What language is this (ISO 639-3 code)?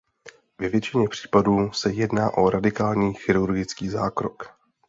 ces